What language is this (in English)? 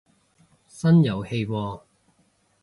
Cantonese